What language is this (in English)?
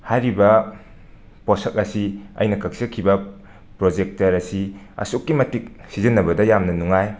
Manipuri